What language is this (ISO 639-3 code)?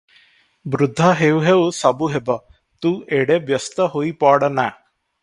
ori